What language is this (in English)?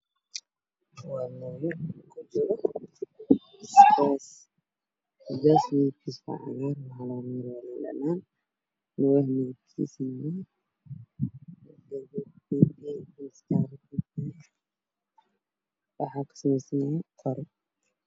Somali